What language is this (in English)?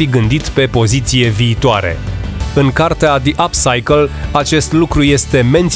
Romanian